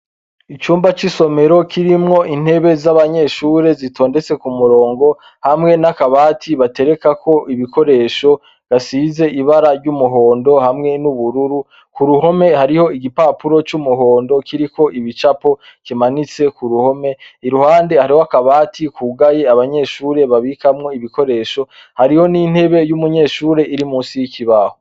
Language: Rundi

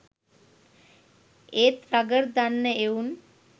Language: Sinhala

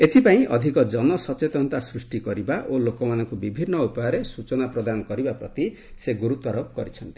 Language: Odia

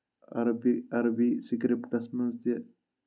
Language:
Kashmiri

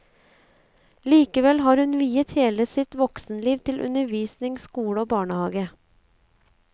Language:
Norwegian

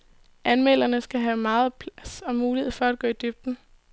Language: Danish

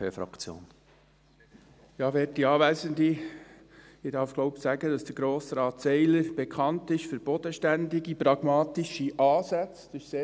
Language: Swiss German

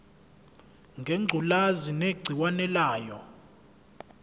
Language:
Zulu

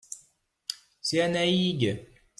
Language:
French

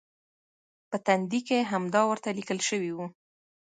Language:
Pashto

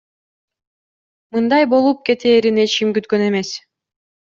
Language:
Kyrgyz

